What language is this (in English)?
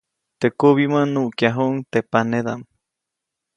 Copainalá Zoque